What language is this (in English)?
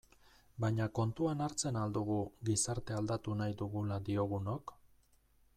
Basque